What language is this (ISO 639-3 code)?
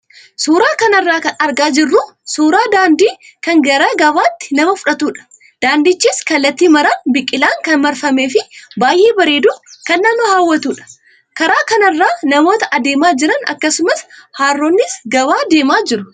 orm